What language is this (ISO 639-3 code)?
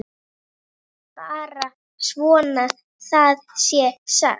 isl